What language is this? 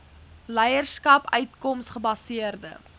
Afrikaans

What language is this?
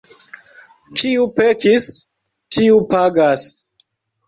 Esperanto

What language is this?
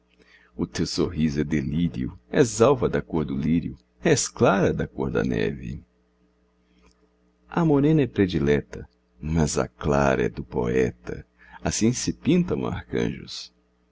Portuguese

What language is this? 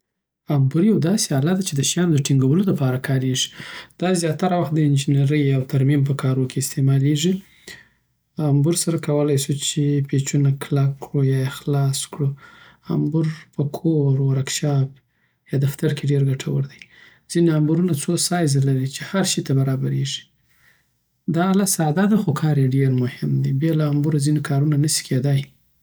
Southern Pashto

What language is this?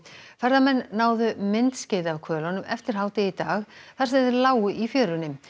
Icelandic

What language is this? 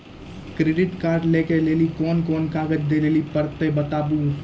Maithili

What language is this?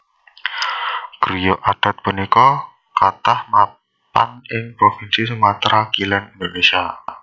Javanese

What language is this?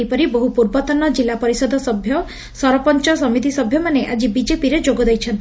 Odia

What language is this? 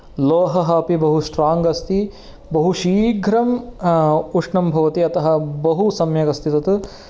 Sanskrit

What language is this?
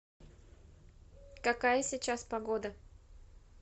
Russian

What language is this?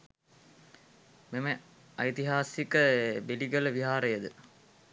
Sinhala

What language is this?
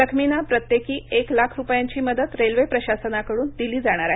Marathi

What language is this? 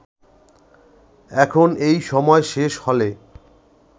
Bangla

